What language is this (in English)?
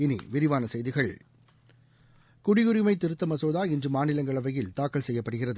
Tamil